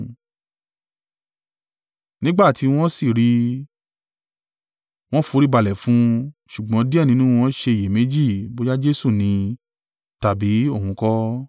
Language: Yoruba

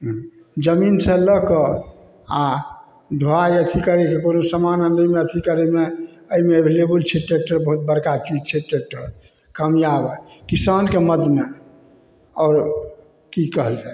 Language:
Maithili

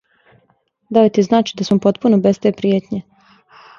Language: Serbian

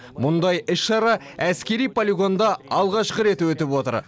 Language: Kazakh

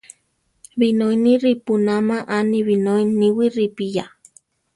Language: Central Tarahumara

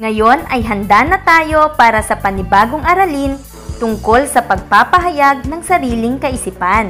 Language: Filipino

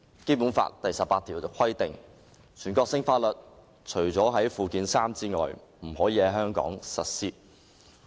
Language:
Cantonese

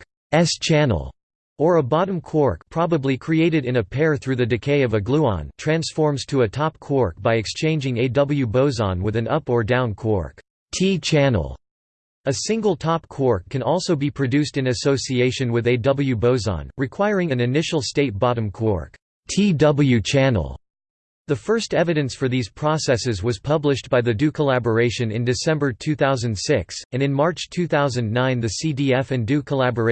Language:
English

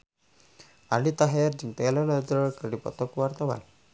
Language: Sundanese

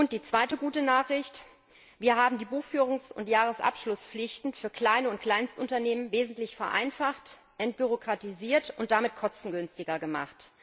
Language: German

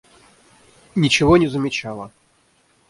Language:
Russian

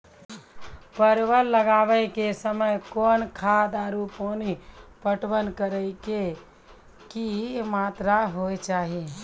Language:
Maithili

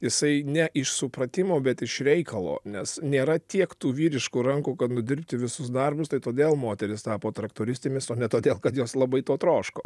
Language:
Lithuanian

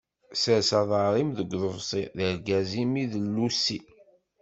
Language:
Kabyle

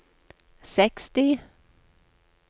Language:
Norwegian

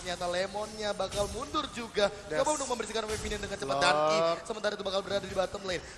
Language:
Indonesian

